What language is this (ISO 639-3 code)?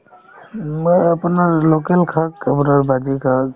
asm